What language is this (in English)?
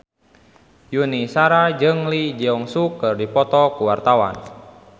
Sundanese